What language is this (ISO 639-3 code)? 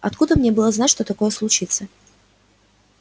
rus